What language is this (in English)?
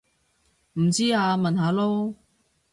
Cantonese